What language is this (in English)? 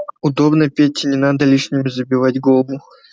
Russian